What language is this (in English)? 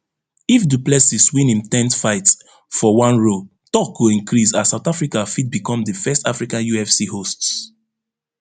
Nigerian Pidgin